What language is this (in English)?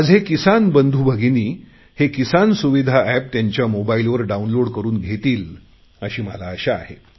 Marathi